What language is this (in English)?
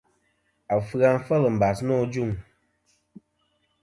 Kom